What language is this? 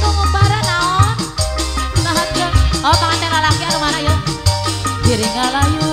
Indonesian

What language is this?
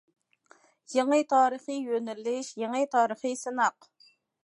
Uyghur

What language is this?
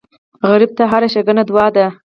Pashto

